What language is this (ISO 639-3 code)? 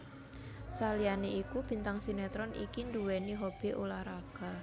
jav